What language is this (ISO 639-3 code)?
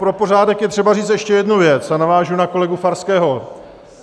ces